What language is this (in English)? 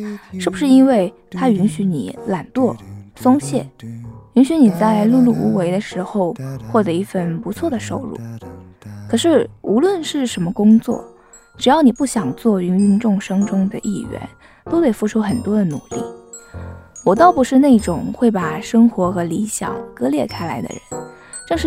Chinese